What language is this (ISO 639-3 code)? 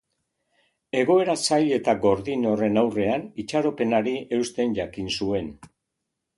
eus